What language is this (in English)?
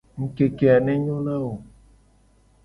Gen